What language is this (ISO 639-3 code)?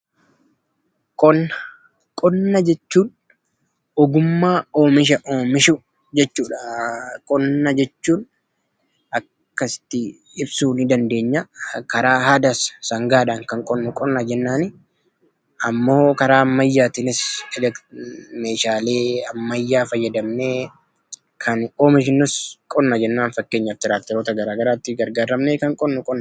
orm